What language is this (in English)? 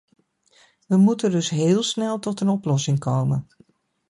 Dutch